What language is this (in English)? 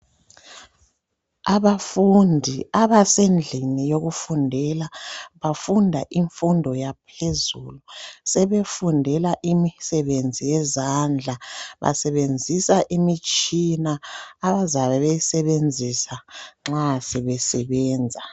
North Ndebele